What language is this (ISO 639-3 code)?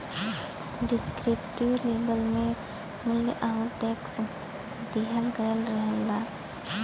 bho